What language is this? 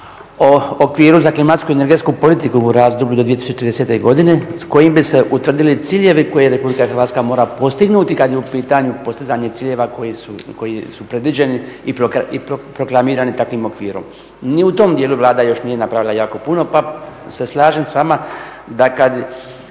Croatian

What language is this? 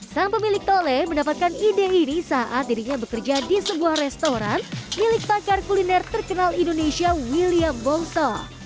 Indonesian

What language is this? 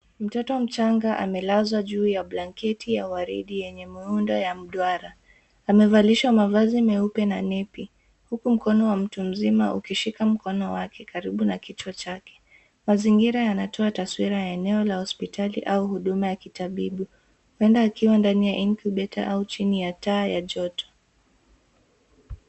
Swahili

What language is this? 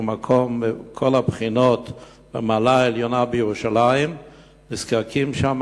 Hebrew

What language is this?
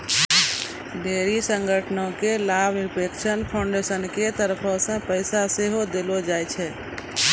Maithili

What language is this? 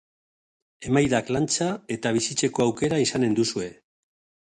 Basque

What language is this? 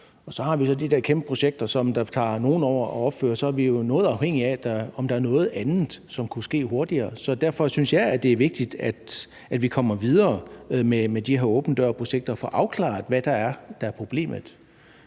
Danish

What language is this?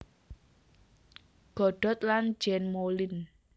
Javanese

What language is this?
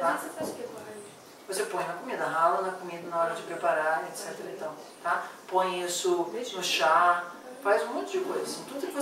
Portuguese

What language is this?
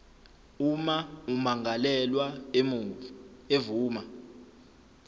Zulu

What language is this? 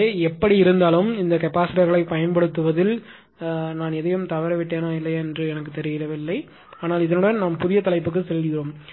Tamil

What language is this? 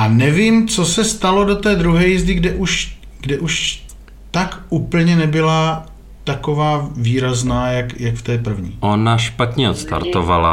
Czech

